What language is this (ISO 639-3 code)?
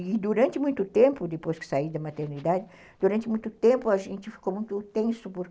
por